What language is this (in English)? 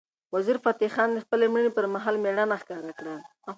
Pashto